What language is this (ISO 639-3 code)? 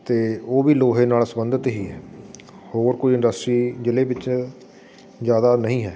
pan